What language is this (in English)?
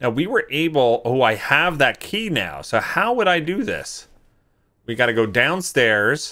English